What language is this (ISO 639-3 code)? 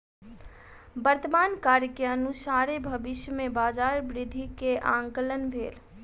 mai